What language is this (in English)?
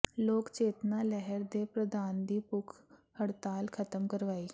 Punjabi